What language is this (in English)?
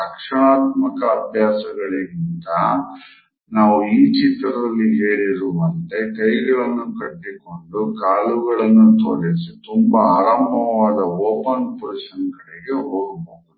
Kannada